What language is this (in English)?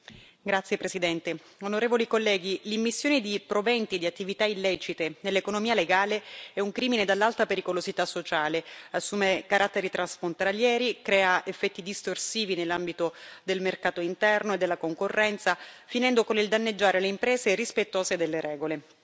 Italian